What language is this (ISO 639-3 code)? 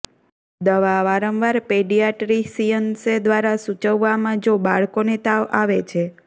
guj